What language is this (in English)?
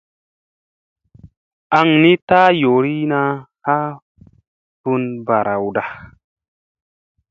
Musey